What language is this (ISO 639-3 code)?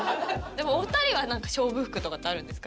jpn